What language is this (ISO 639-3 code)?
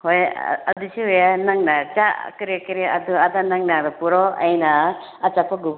mni